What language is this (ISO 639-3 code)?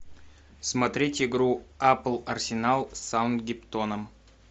rus